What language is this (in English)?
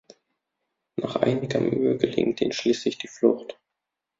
German